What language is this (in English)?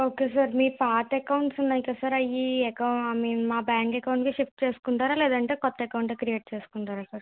Telugu